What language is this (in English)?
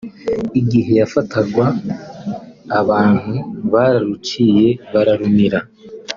Kinyarwanda